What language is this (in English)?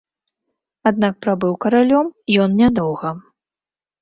Belarusian